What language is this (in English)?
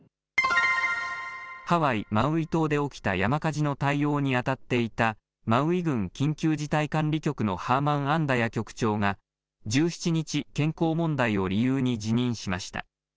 Japanese